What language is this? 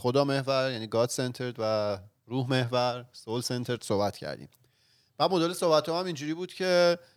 Persian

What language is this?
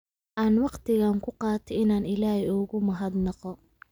Somali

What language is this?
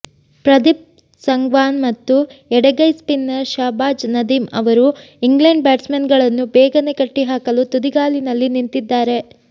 Kannada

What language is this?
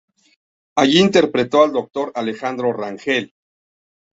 Spanish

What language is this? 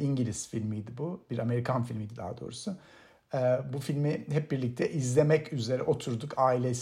Turkish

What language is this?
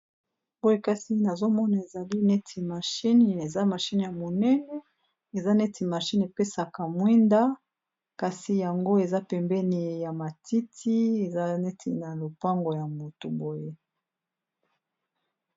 Lingala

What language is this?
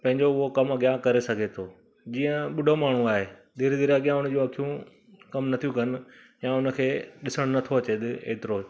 Sindhi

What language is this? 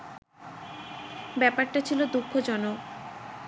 Bangla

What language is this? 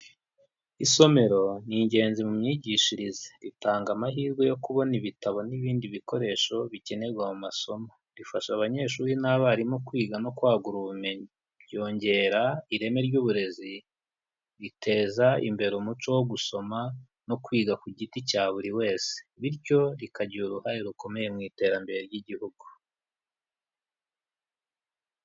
Kinyarwanda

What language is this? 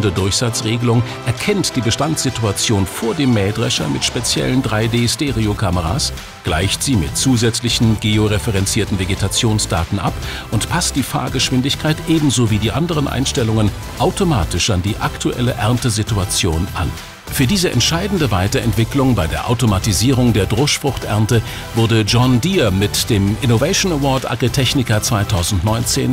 German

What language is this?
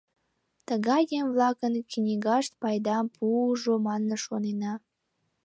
Mari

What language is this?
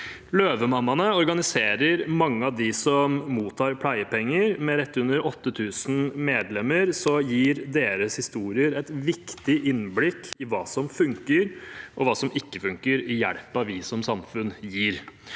Norwegian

